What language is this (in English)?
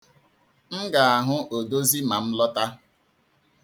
Igbo